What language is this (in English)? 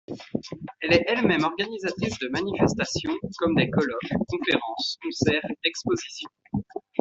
French